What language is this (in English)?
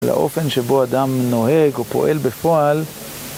Hebrew